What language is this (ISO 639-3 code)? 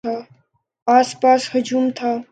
urd